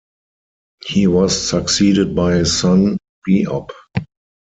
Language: English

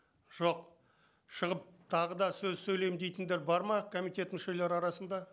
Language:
Kazakh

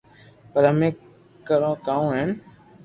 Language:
Loarki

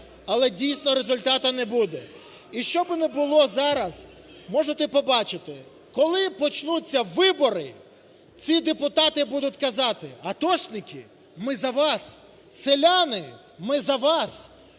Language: Ukrainian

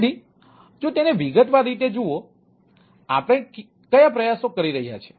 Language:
Gujarati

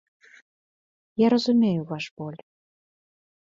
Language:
Belarusian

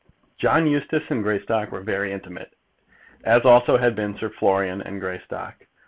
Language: English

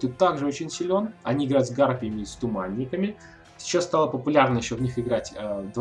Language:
Russian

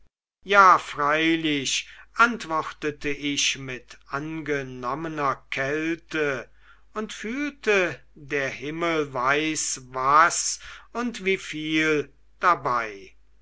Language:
German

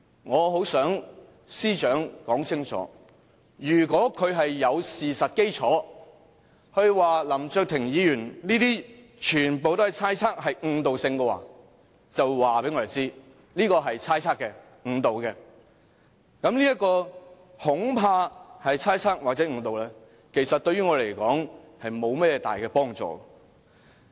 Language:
Cantonese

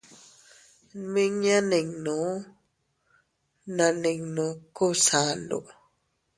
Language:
Teutila Cuicatec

